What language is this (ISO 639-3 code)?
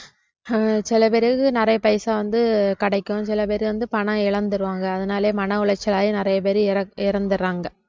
tam